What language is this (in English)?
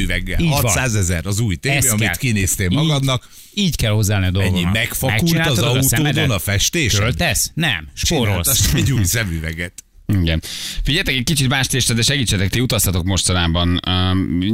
Hungarian